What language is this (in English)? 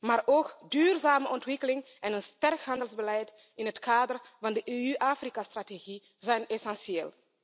Dutch